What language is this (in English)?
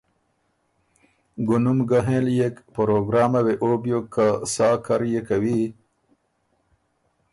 Ormuri